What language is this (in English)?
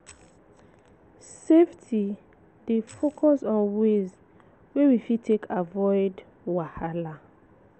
Nigerian Pidgin